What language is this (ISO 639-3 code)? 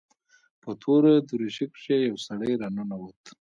pus